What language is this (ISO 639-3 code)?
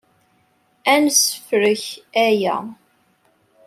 kab